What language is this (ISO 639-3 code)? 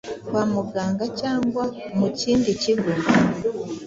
kin